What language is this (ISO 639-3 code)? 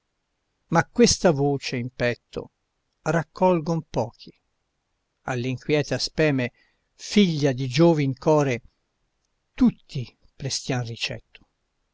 ita